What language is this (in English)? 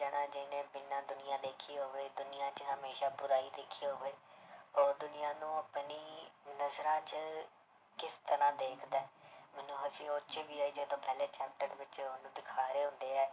Punjabi